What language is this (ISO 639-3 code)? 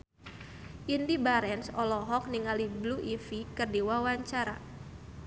sun